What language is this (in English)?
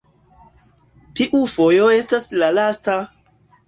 Esperanto